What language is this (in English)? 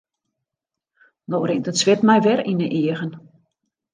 Western Frisian